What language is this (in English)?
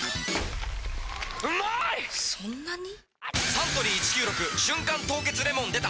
Japanese